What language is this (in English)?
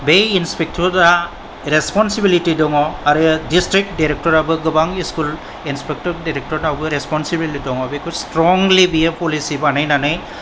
Bodo